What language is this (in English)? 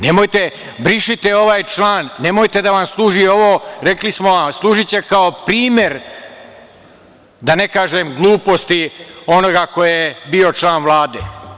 Serbian